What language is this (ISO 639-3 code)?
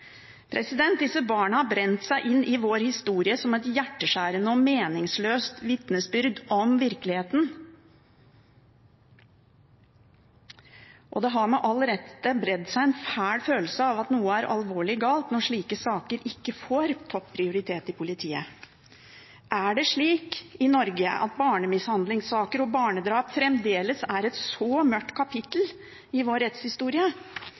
nob